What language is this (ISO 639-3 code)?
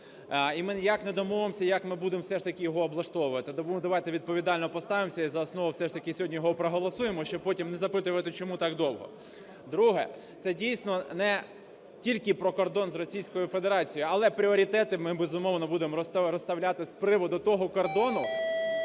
ukr